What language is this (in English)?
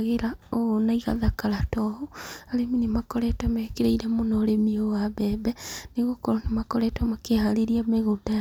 Kikuyu